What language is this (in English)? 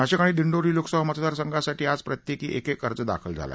Marathi